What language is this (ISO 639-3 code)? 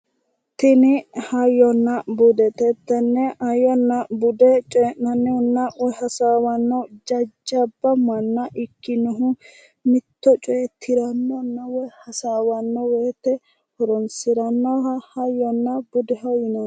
sid